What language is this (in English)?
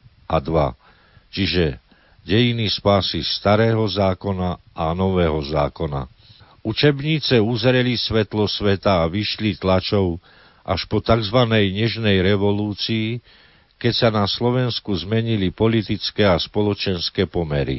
Slovak